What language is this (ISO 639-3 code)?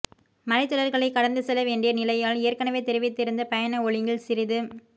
tam